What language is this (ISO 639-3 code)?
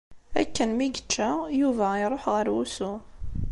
kab